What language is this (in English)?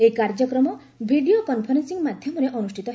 Odia